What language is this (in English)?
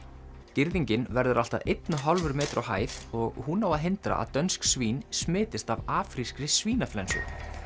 Icelandic